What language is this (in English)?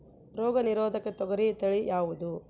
Kannada